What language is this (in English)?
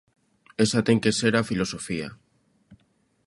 Galician